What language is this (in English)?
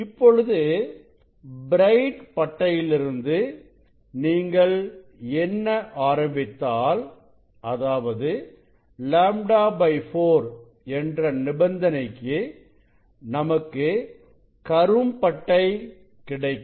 Tamil